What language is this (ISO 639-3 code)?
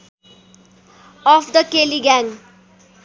nep